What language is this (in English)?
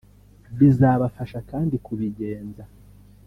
Kinyarwanda